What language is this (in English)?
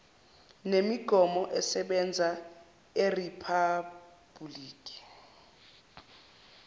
Zulu